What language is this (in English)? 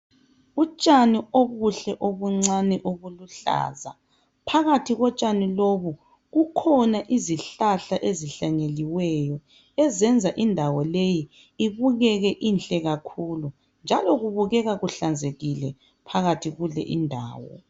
North Ndebele